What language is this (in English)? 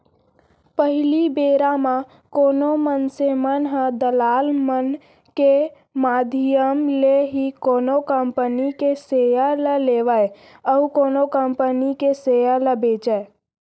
Chhattisgarhi